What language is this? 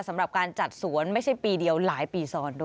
Thai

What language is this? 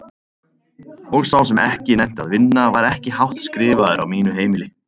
Icelandic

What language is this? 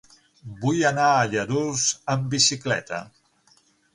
Catalan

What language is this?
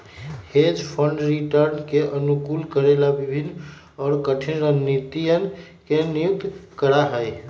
Magahi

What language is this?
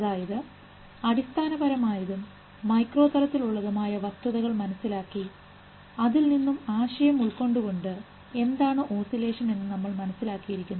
Malayalam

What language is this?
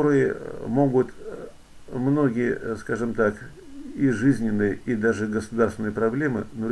Russian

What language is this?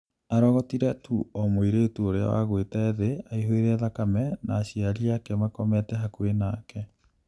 Kikuyu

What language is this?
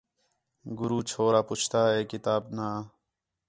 Khetrani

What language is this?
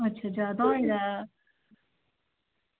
Dogri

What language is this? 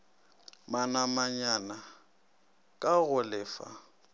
Northern Sotho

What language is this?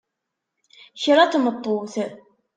Kabyle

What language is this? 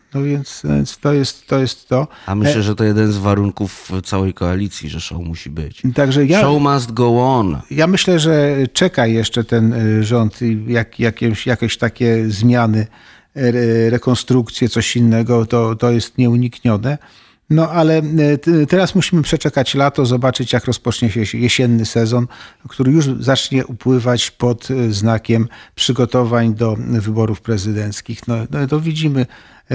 Polish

